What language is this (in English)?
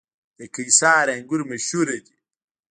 Pashto